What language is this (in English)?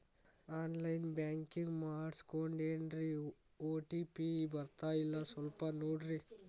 Kannada